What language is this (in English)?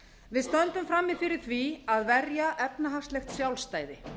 Icelandic